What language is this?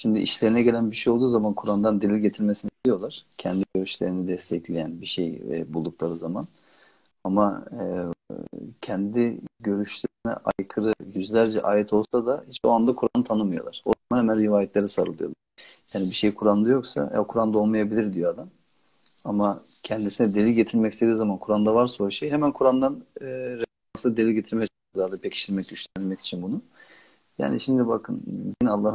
Turkish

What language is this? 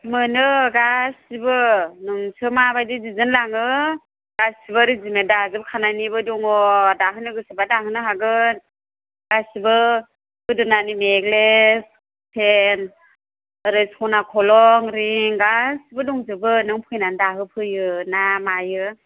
Bodo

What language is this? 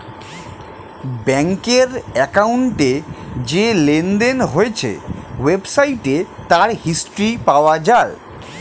Bangla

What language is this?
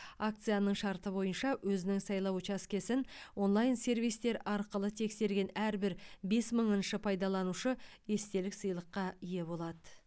Kazakh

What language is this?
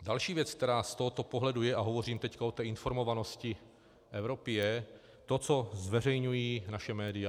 Czech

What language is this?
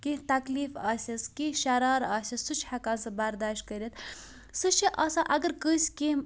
Kashmiri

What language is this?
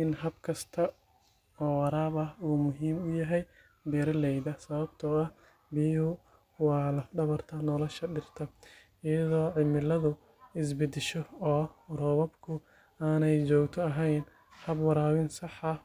Somali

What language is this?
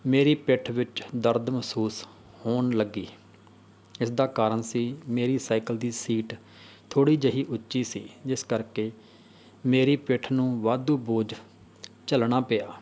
Punjabi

